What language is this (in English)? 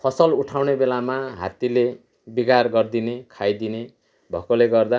Nepali